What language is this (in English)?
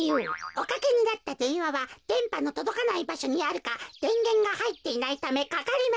Japanese